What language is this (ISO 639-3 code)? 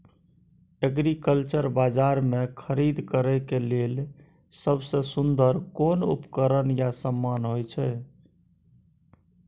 mai